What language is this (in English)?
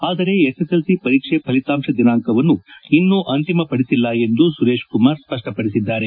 Kannada